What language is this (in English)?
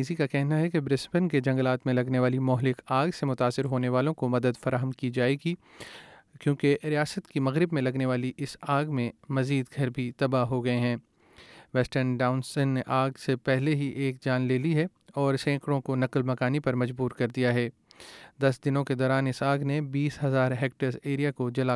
Urdu